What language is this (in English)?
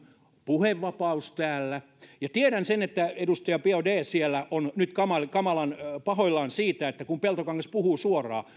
Finnish